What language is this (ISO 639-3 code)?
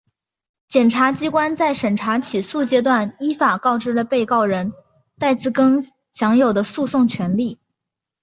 zho